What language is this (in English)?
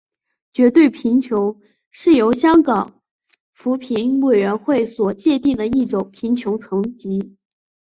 Chinese